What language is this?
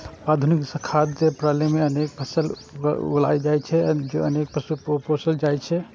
Maithili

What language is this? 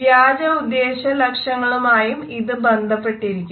Malayalam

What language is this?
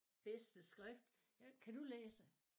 Danish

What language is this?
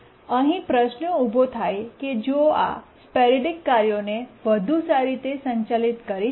Gujarati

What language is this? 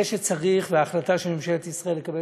Hebrew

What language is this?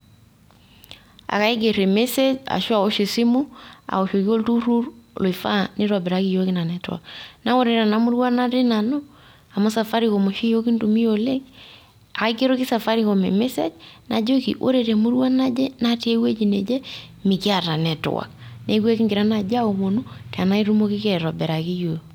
Masai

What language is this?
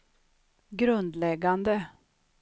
Swedish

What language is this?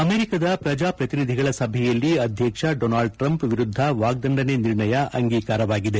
Kannada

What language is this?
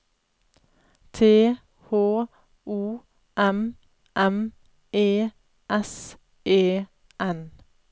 Norwegian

